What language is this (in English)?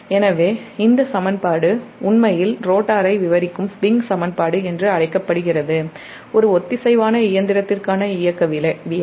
Tamil